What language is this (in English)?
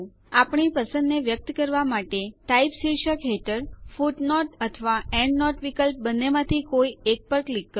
Gujarati